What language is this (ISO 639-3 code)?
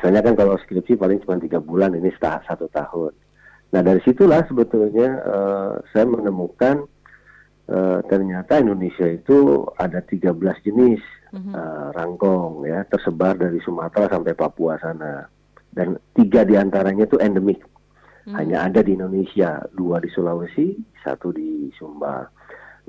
ind